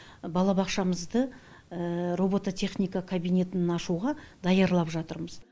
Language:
Kazakh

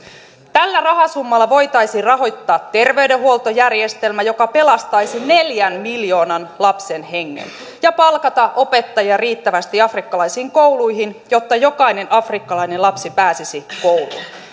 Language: Finnish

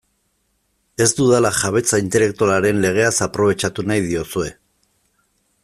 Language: Basque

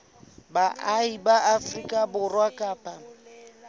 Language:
Southern Sotho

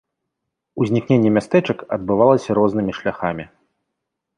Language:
Belarusian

